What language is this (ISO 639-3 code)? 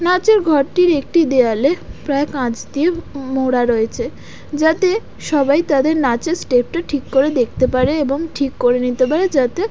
ben